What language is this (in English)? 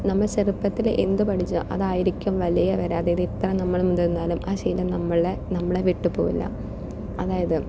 Malayalam